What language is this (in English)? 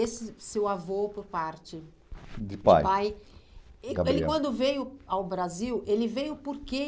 Portuguese